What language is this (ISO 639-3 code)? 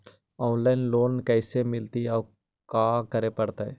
mag